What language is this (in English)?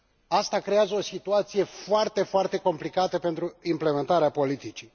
Romanian